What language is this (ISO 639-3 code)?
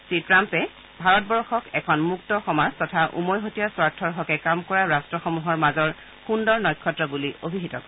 asm